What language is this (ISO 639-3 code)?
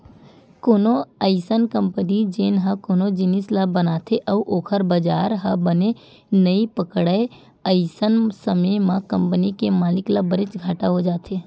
hne